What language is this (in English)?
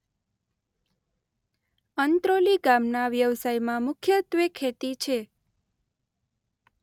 Gujarati